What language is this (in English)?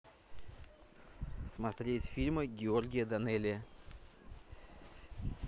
Russian